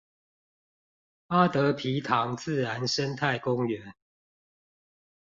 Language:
Chinese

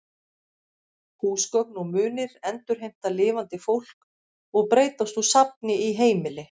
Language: Icelandic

